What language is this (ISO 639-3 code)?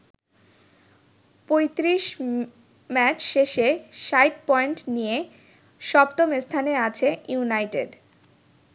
ben